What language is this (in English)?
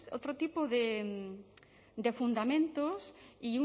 Spanish